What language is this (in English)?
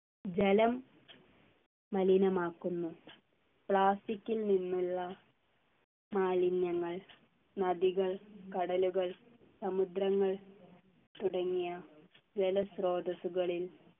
Malayalam